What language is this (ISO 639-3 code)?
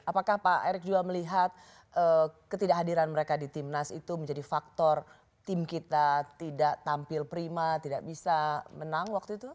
ind